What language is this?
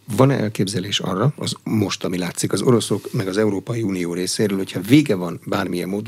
Hungarian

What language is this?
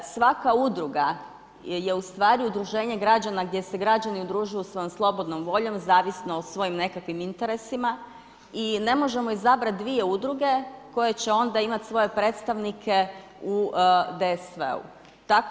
Croatian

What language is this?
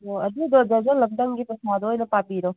Manipuri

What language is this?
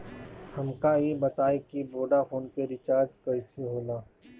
Bhojpuri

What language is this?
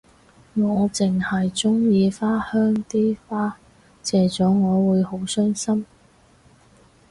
Cantonese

